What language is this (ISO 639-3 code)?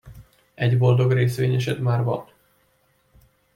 hun